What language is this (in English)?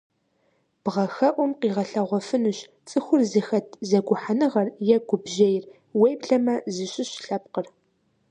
Kabardian